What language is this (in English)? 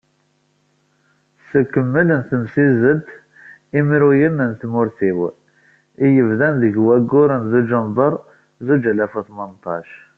Kabyle